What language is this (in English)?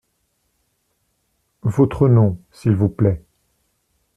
French